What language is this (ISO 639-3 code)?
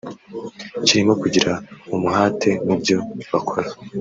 kin